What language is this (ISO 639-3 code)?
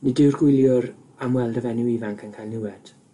cym